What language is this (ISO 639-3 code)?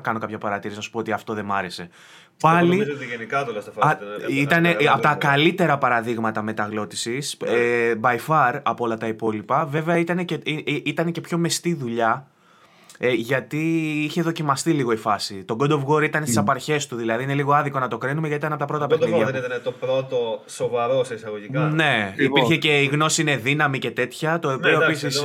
ell